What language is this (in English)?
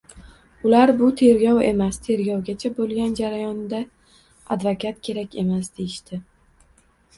Uzbek